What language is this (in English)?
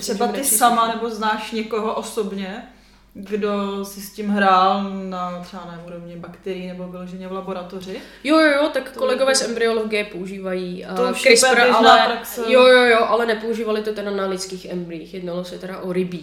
Czech